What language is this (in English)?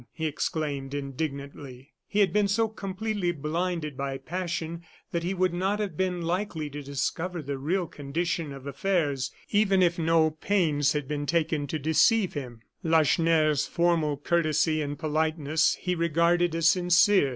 English